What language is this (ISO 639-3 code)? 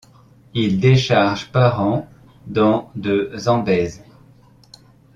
fra